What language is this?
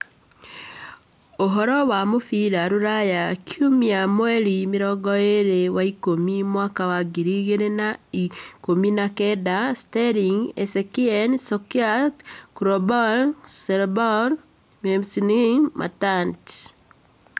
Kikuyu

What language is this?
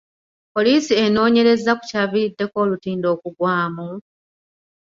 Ganda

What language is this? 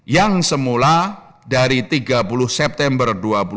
Indonesian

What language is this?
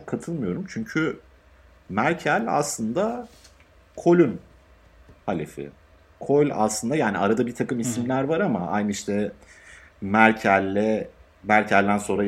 Turkish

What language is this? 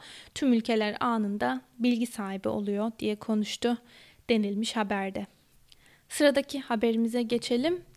Turkish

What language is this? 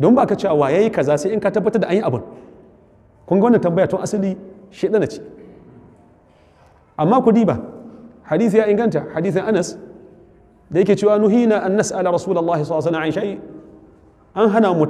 Arabic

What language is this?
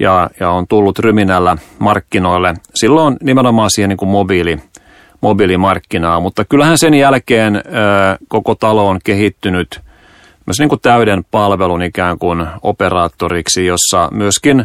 Finnish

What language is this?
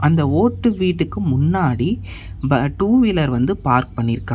Tamil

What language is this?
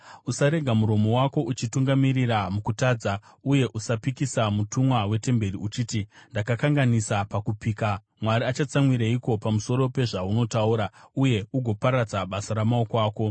Shona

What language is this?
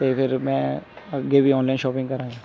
Punjabi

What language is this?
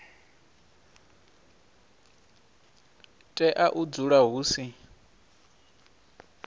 Venda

